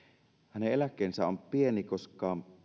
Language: Finnish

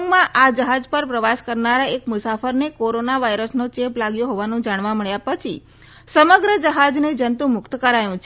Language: Gujarati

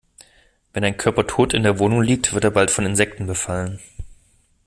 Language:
German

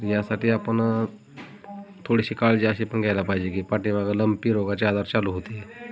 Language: Marathi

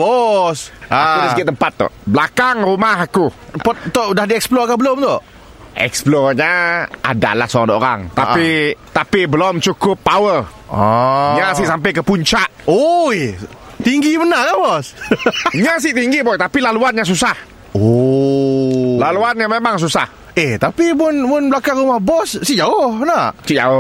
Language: Malay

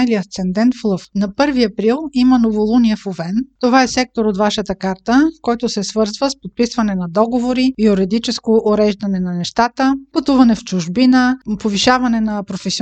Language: Bulgarian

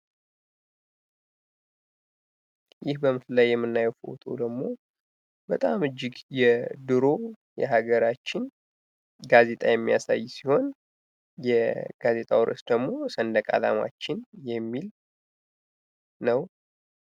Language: Amharic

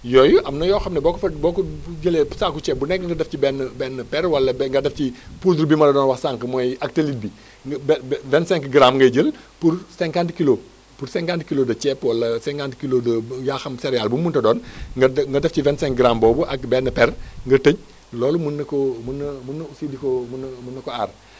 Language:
Wolof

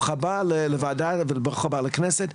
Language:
Hebrew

